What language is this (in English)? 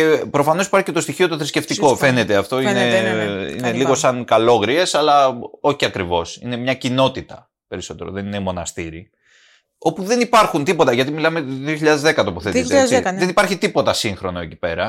Greek